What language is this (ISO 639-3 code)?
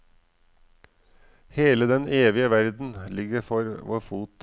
nor